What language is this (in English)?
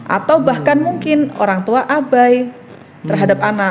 Indonesian